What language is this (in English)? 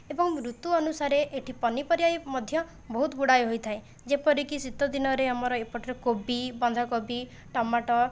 Odia